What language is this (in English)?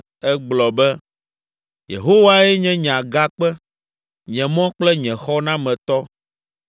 Ewe